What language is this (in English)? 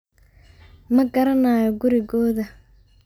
Somali